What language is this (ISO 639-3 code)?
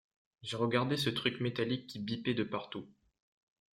fra